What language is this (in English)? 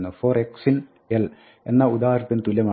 Malayalam